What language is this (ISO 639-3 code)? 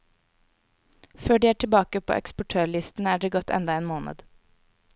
nor